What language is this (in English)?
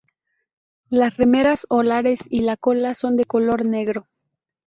Spanish